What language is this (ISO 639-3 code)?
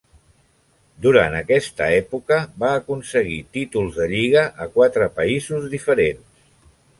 cat